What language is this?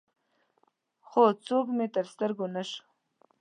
Pashto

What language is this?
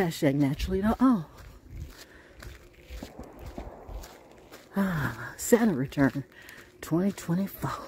English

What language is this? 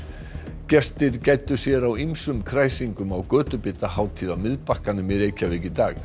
Icelandic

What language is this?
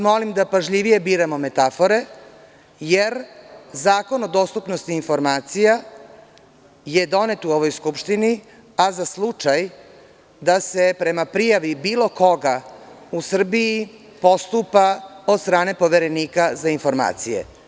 Serbian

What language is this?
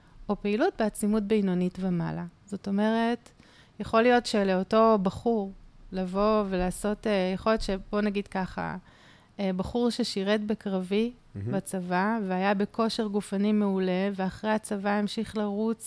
Hebrew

